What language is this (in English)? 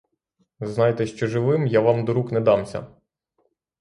Ukrainian